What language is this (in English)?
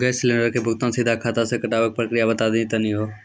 Maithili